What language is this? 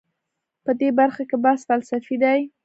Pashto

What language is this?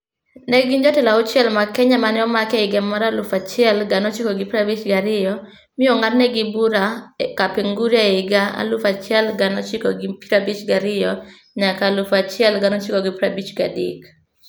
Luo (Kenya and Tanzania)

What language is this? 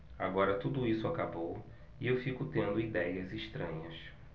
Portuguese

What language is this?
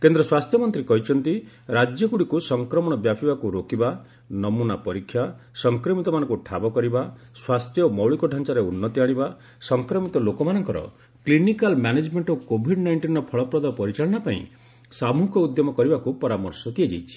Odia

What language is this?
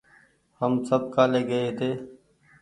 Goaria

